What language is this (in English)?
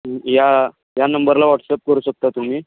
Marathi